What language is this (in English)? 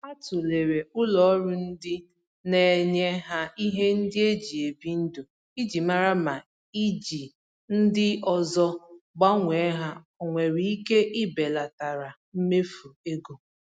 Igbo